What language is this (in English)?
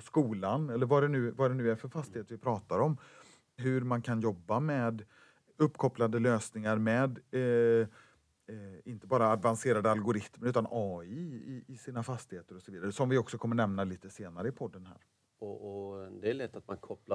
Swedish